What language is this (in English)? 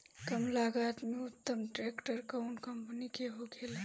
Bhojpuri